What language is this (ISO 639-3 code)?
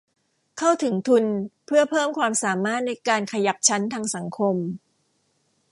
tha